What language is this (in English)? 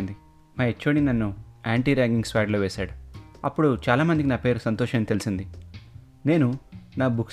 Telugu